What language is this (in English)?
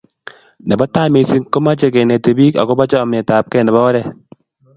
Kalenjin